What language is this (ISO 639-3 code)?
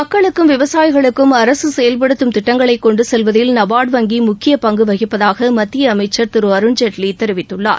tam